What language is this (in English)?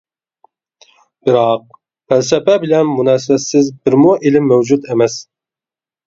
Uyghur